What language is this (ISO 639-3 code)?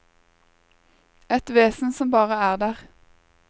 nor